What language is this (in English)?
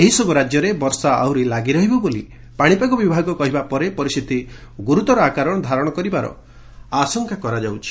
Odia